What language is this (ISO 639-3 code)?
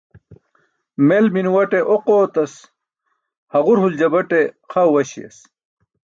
bsk